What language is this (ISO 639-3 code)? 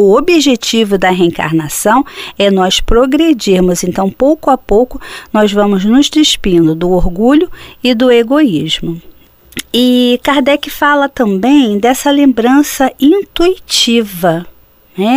por